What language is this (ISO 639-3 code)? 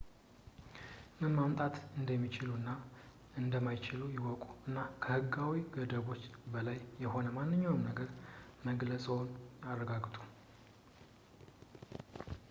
amh